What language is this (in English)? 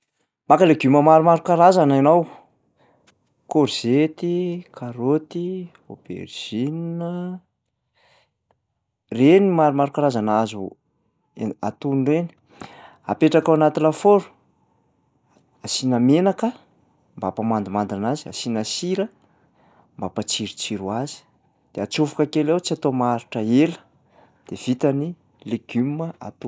Malagasy